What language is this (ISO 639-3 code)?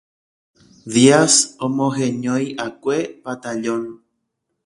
grn